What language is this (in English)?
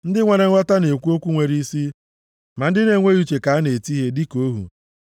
Igbo